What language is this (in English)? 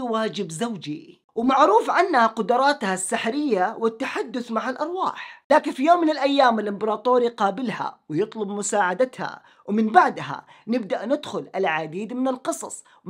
Arabic